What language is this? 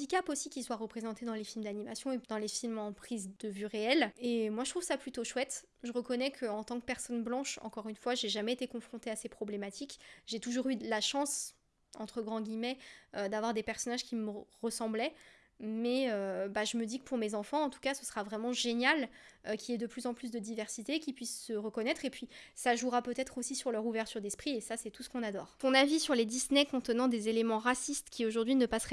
French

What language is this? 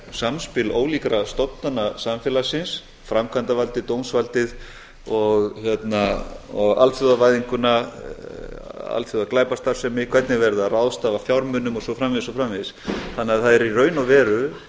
Icelandic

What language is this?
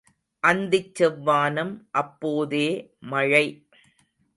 Tamil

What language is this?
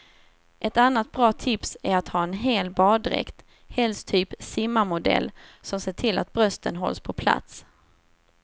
Swedish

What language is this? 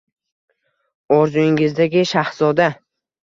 Uzbek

